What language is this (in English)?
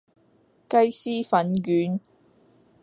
Cantonese